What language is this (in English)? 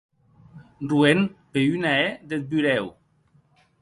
Occitan